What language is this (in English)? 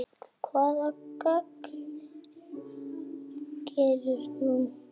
Icelandic